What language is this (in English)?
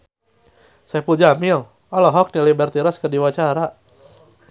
Sundanese